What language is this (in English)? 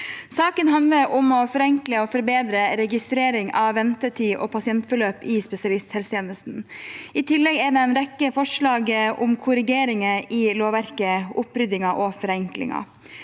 Norwegian